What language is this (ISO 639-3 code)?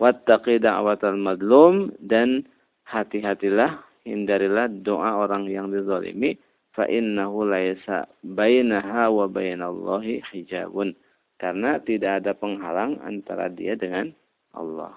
ind